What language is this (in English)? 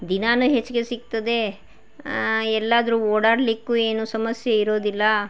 Kannada